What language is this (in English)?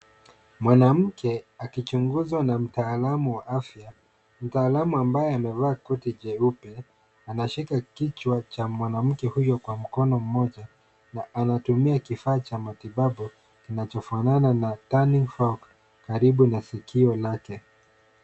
Swahili